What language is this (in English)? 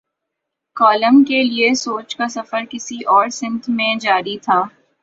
Urdu